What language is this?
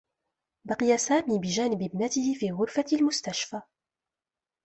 Arabic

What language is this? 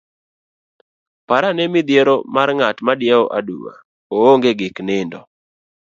Luo (Kenya and Tanzania)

